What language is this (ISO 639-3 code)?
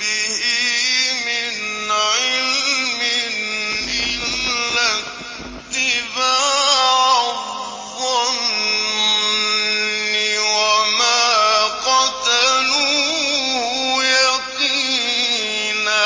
ara